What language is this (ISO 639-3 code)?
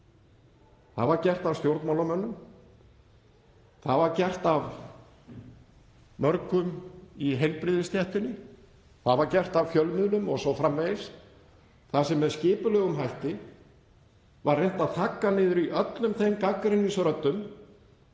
isl